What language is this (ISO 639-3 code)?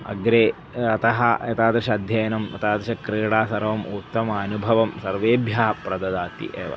san